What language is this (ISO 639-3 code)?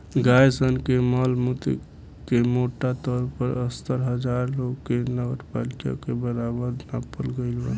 bho